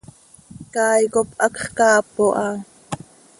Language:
Seri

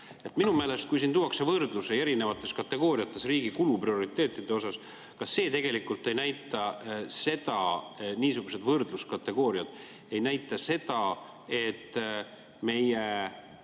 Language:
Estonian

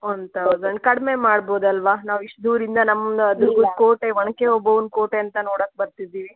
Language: Kannada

